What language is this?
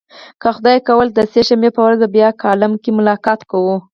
Pashto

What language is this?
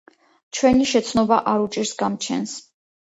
Georgian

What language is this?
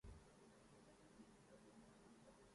Urdu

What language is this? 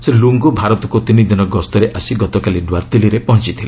Odia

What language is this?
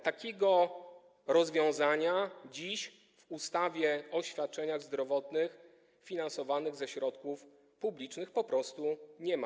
Polish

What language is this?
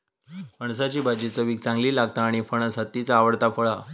Marathi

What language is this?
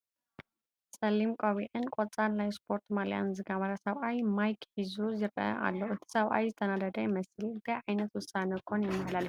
Tigrinya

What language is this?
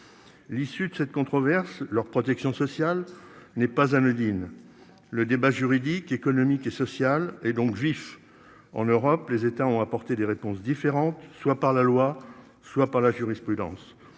French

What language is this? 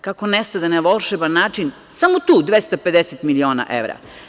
Serbian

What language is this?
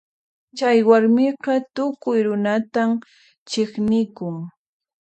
Puno Quechua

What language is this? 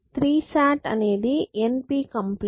Telugu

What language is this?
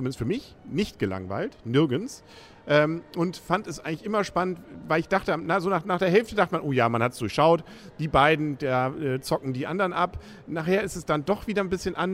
German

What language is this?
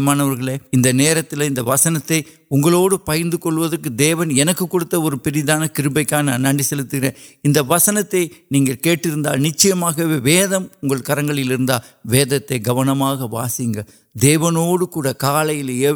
Urdu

